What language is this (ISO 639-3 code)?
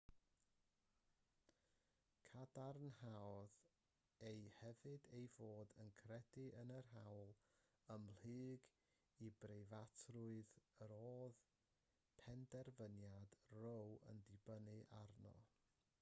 cym